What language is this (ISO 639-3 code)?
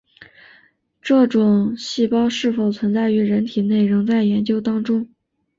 zho